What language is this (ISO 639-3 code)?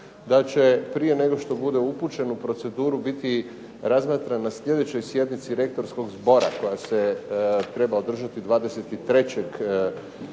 hrv